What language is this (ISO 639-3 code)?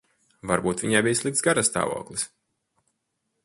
lav